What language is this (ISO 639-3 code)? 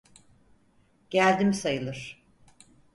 tur